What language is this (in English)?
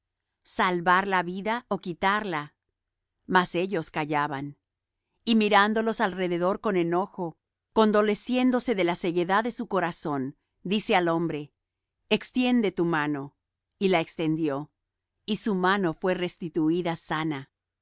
Spanish